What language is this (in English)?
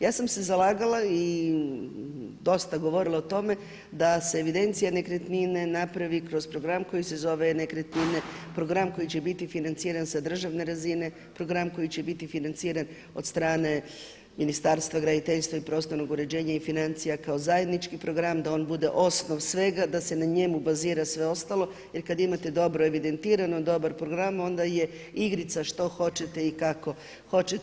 Croatian